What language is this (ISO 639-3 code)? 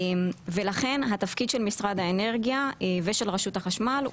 heb